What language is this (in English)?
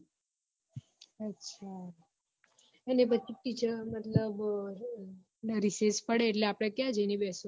Gujarati